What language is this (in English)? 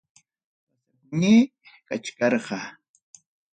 Ayacucho Quechua